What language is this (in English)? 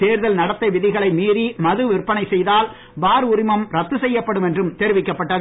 Tamil